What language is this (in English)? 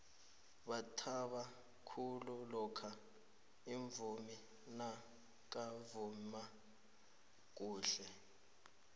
South Ndebele